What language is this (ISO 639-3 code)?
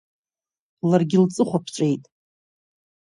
abk